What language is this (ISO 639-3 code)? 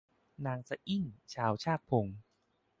tha